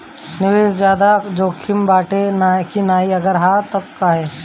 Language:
Bhojpuri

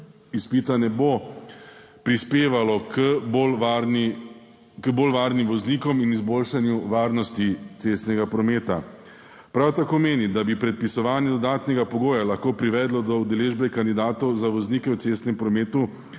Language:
Slovenian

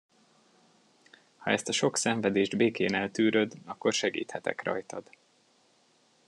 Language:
Hungarian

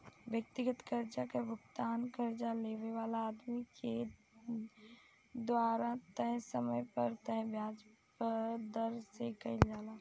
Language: Bhojpuri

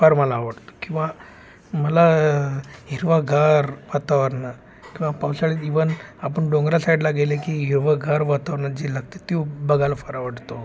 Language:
Marathi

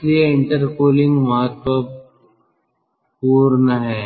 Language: Hindi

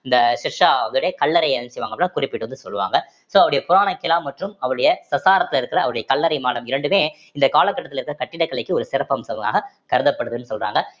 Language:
Tamil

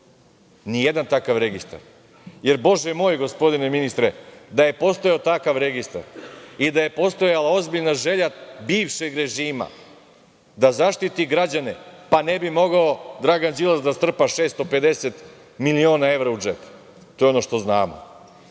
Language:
Serbian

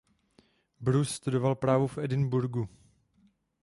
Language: Czech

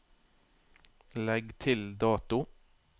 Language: Norwegian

